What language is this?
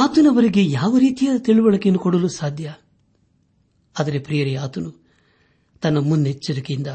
Kannada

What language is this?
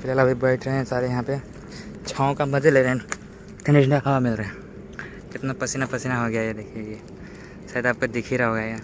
Hindi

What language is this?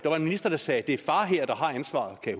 Danish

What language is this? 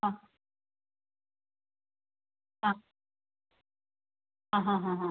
Malayalam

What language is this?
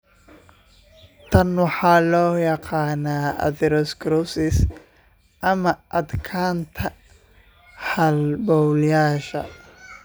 Somali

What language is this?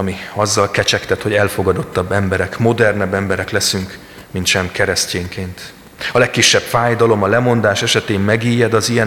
Hungarian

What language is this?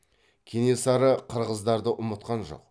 Kazakh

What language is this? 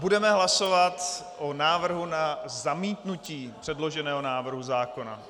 Czech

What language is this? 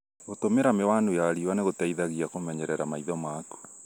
Kikuyu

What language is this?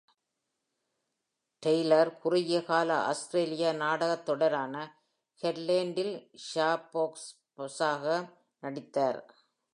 Tamil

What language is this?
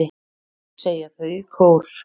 Icelandic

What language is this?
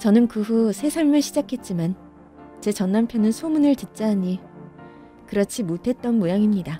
Korean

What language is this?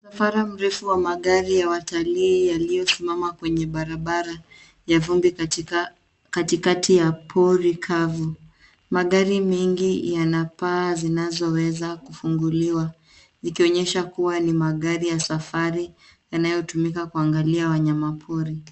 Swahili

